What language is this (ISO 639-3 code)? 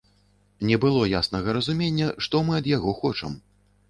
bel